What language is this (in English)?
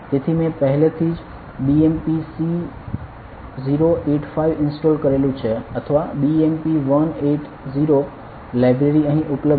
Gujarati